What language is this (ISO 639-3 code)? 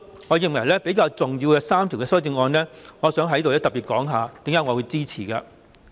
yue